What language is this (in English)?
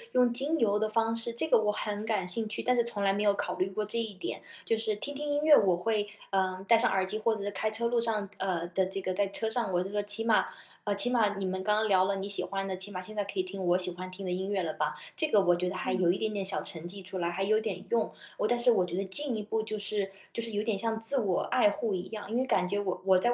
Chinese